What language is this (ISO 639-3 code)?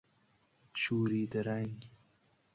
fas